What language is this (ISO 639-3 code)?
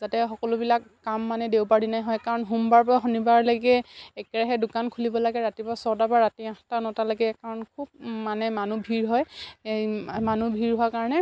asm